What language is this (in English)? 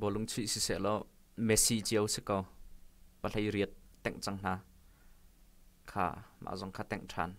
Thai